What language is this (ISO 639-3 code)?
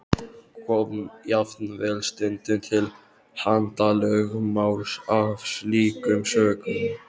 isl